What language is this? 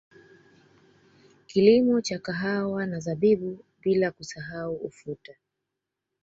Swahili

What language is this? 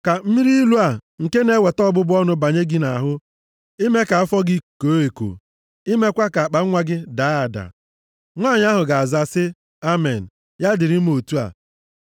Igbo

